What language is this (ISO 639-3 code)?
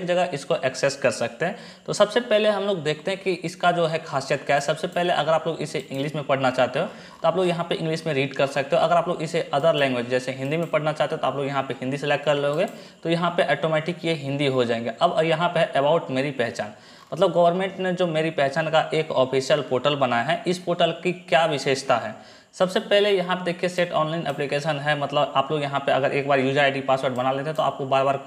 hin